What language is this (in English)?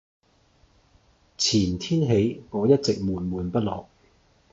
Cantonese